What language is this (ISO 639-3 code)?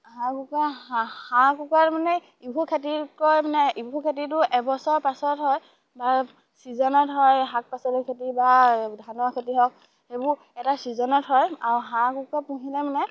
asm